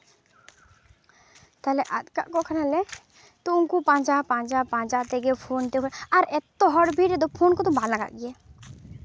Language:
Santali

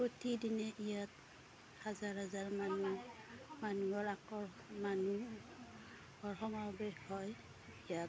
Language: Assamese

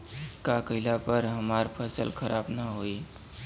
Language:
Bhojpuri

